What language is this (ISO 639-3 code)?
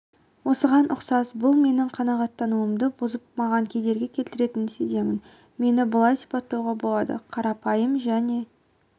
kaz